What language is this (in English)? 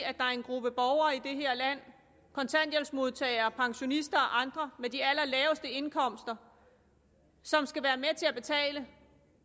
Danish